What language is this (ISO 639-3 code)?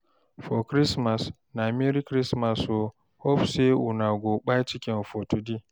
pcm